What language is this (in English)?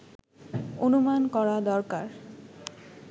Bangla